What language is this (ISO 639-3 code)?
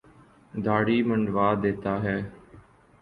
urd